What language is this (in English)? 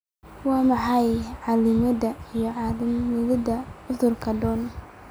Somali